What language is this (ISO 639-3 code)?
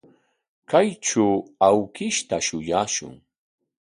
qwa